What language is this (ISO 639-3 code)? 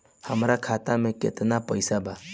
bho